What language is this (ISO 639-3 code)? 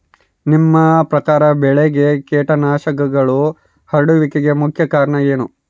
kan